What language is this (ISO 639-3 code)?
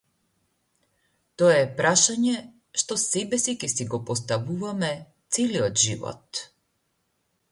mkd